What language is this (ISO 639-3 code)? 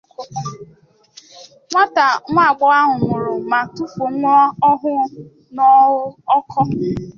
ibo